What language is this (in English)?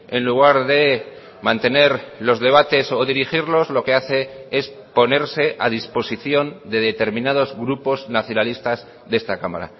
Spanish